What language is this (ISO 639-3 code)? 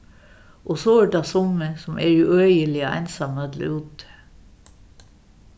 fao